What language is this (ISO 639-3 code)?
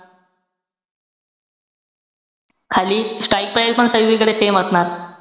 mar